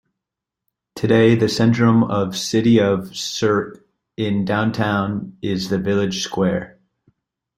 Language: English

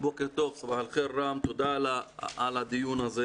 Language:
Hebrew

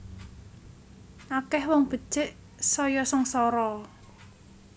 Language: Javanese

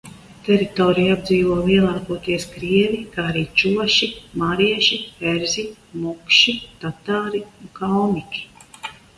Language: Latvian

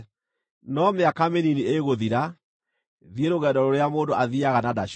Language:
Kikuyu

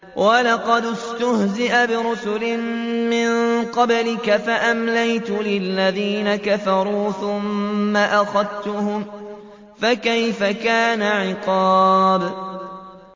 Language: Arabic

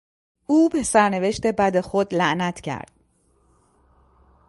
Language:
Persian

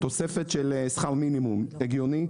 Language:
Hebrew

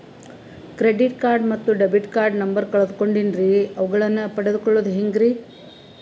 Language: Kannada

